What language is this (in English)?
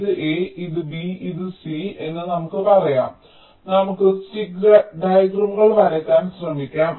Malayalam